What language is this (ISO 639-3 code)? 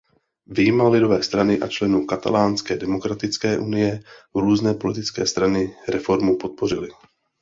ces